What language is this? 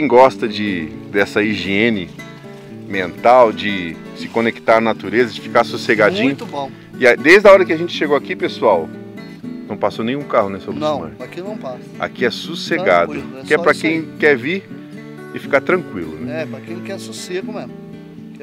Portuguese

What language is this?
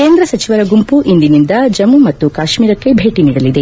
Kannada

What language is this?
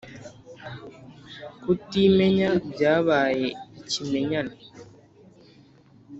Kinyarwanda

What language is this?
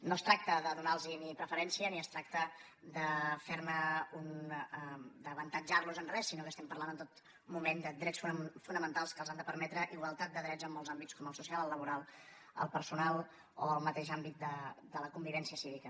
Catalan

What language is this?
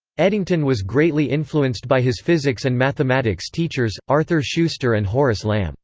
English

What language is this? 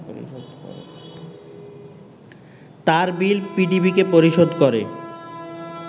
Bangla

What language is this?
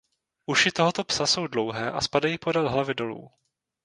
Czech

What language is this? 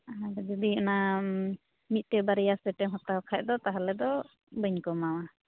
Santali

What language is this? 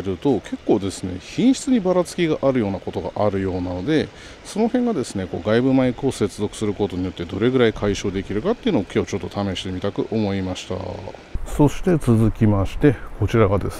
Japanese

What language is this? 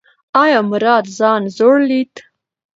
Pashto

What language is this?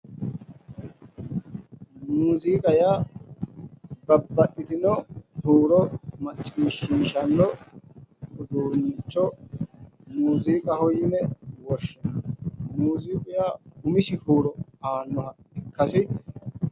Sidamo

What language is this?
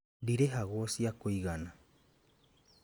Kikuyu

